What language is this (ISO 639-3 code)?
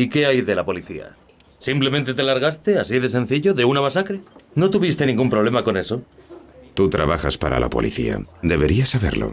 spa